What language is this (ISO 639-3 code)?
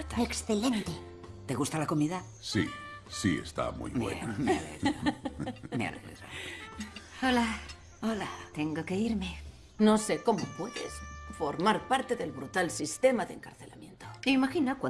spa